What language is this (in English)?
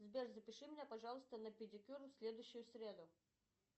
Russian